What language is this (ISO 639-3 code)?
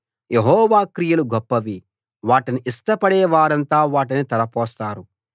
tel